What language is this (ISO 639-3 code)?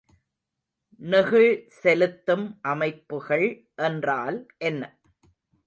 tam